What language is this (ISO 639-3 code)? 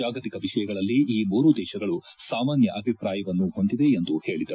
kan